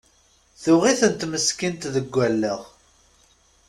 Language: Kabyle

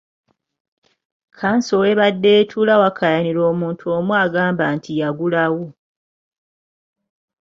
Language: Ganda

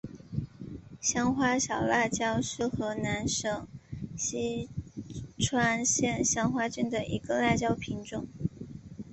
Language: Chinese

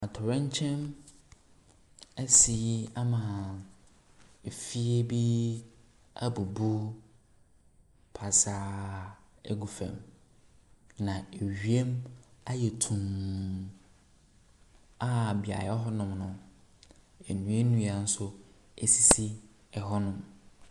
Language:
Akan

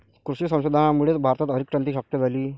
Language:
Marathi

